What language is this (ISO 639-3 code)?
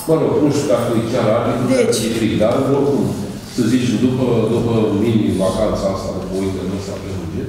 ron